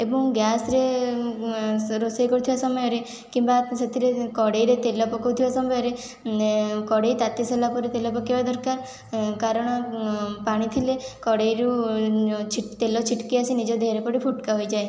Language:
Odia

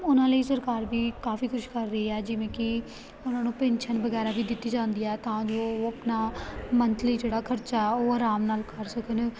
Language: Punjabi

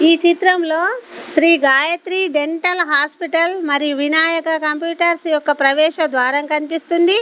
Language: Telugu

